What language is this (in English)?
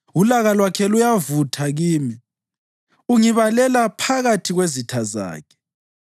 North Ndebele